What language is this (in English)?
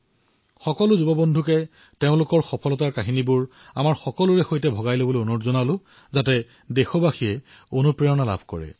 Assamese